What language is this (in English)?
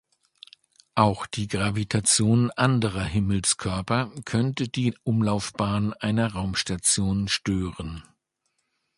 German